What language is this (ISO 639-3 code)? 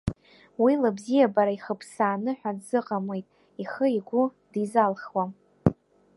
abk